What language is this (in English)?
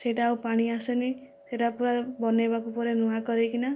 Odia